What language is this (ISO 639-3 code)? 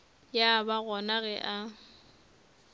nso